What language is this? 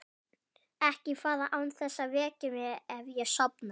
Icelandic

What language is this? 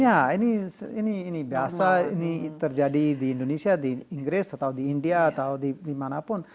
Indonesian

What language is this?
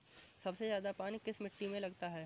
Hindi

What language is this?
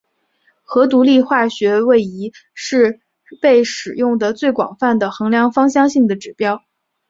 Chinese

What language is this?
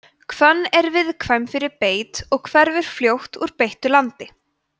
Icelandic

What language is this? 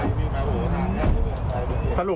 Thai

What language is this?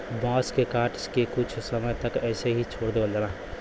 Bhojpuri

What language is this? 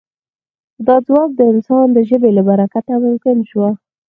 Pashto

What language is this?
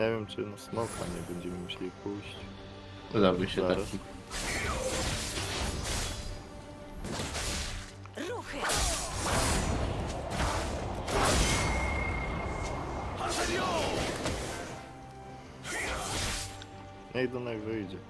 Polish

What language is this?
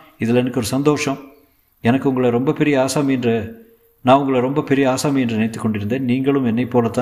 Tamil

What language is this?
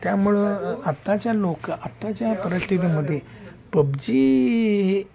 Marathi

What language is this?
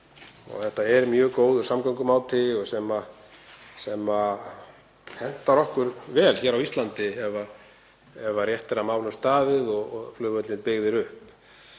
Icelandic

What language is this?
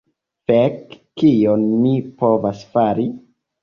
Esperanto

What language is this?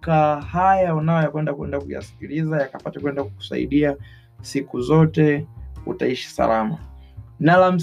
Swahili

